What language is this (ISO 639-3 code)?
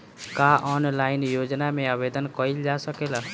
bho